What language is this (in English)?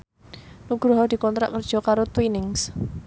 Javanese